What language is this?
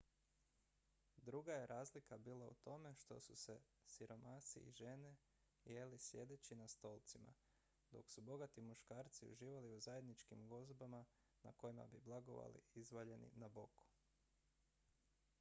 Croatian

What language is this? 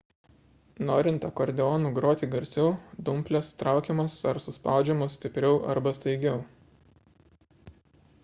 Lithuanian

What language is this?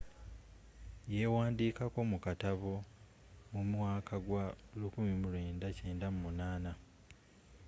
Ganda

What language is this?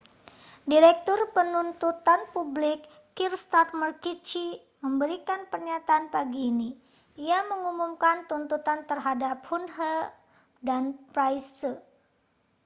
Indonesian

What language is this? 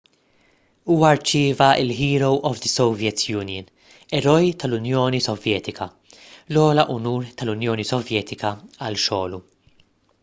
Maltese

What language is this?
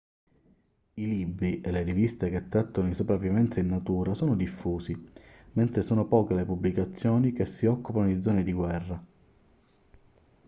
Italian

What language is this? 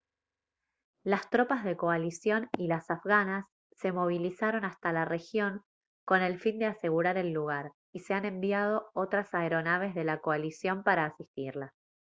Spanish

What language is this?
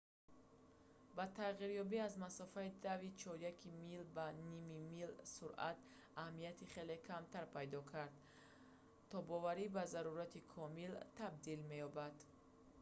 Tajik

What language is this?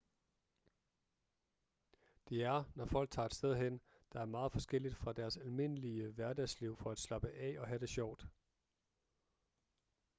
Danish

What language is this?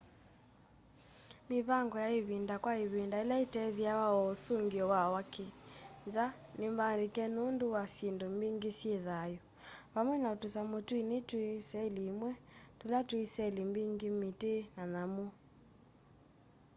Kamba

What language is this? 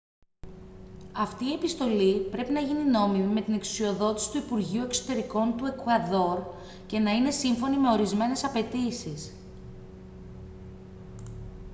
Greek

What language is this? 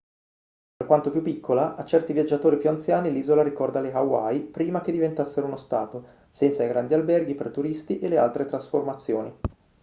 Italian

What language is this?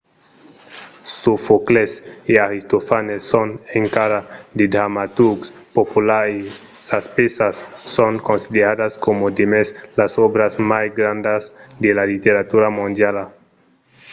Occitan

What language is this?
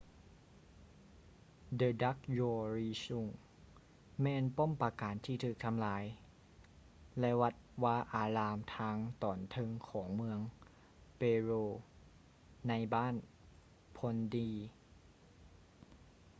Lao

